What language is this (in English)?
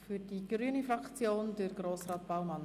Swiss German